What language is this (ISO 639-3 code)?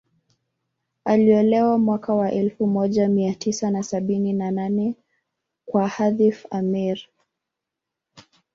swa